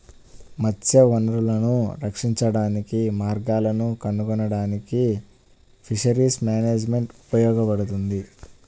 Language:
Telugu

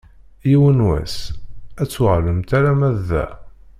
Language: Kabyle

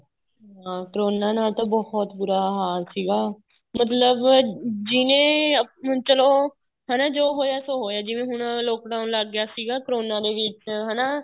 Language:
Punjabi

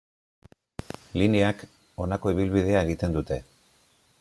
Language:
Basque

